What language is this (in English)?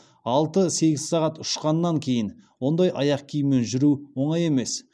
Kazakh